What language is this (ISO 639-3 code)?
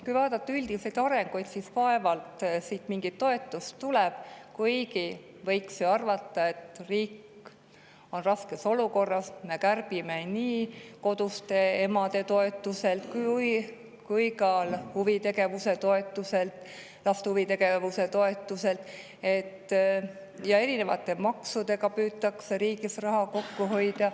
est